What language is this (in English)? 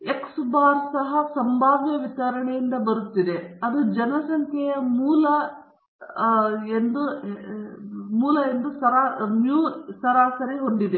Kannada